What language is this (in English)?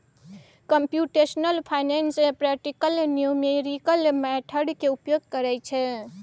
Maithili